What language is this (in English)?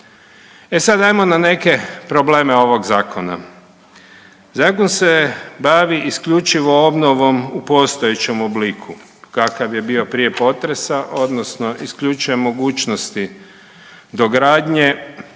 Croatian